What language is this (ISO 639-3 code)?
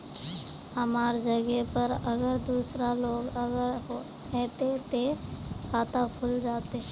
mag